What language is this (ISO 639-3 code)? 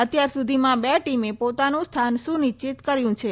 guj